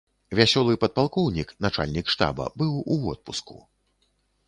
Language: Belarusian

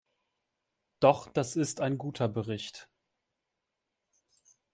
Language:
German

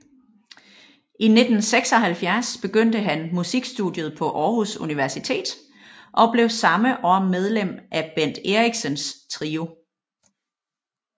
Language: Danish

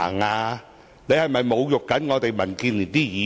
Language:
Cantonese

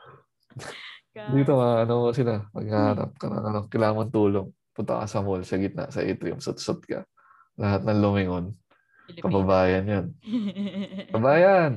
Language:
Filipino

